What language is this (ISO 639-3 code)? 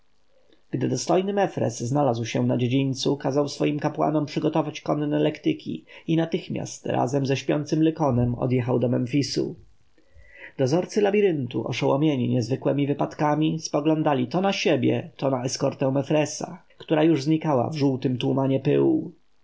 pol